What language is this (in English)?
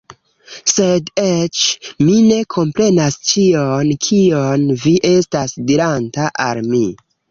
Esperanto